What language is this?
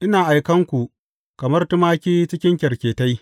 Hausa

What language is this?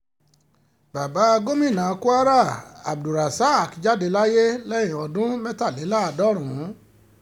Yoruba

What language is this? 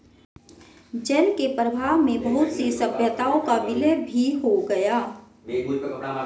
Hindi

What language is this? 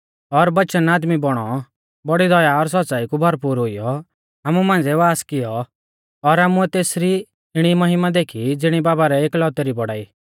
Mahasu Pahari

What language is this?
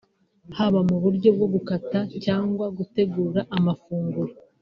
Kinyarwanda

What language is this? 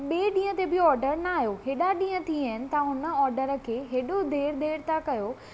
Sindhi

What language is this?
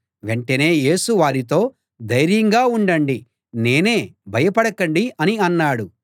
Telugu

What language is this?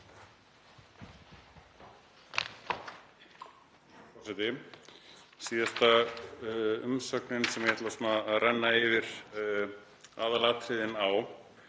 Icelandic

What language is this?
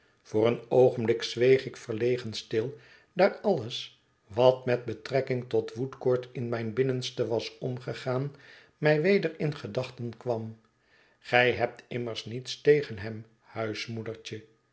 Dutch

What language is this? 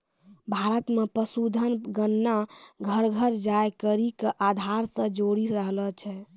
Maithili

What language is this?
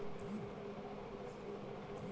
Bhojpuri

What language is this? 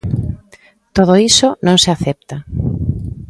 Galician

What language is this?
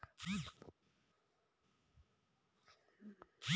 Bhojpuri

